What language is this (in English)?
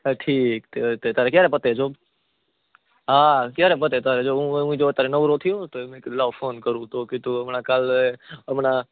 Gujarati